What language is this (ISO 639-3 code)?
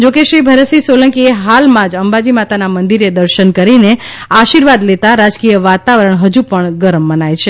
guj